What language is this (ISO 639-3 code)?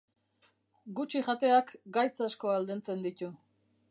eus